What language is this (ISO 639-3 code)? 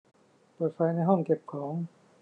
tha